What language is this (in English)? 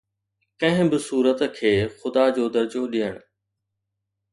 Sindhi